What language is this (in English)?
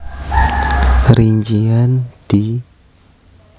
Javanese